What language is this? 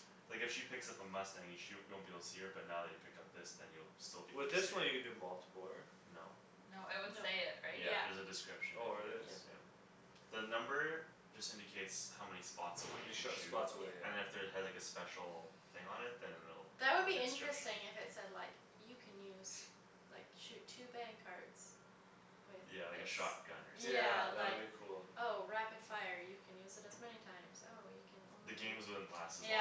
English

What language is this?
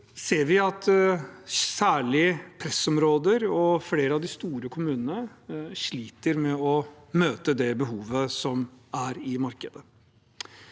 Norwegian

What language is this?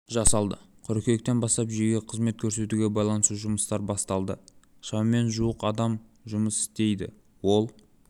Kazakh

